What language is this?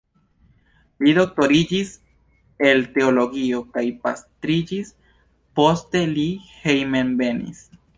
Esperanto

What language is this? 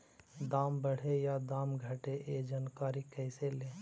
Magahi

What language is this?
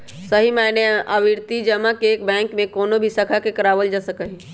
Magahi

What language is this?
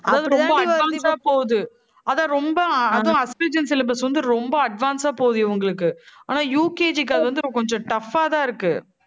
Tamil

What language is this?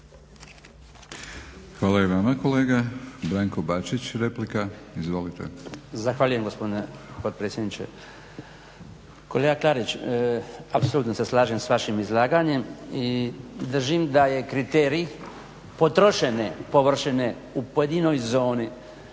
Croatian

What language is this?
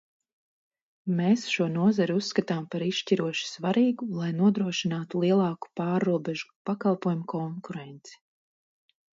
Latvian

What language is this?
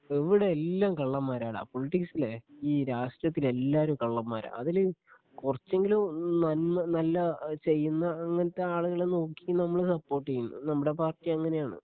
Malayalam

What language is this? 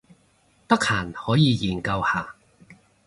Cantonese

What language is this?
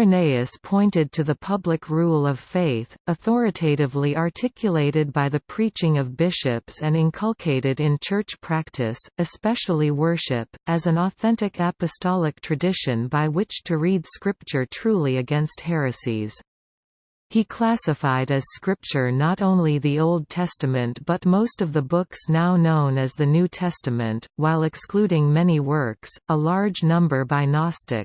English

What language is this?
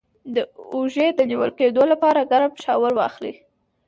Pashto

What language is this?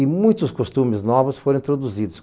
Portuguese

